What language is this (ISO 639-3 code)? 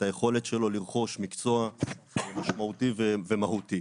heb